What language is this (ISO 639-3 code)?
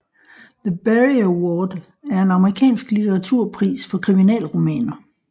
dan